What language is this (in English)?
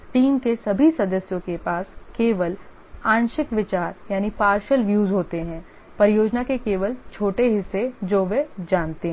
Hindi